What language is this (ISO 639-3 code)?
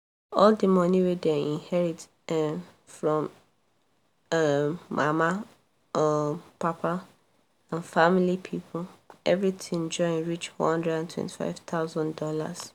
pcm